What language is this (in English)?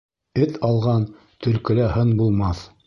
Bashkir